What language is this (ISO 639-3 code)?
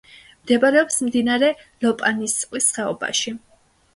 kat